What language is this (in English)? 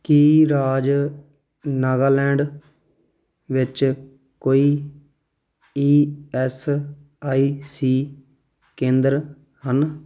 Punjabi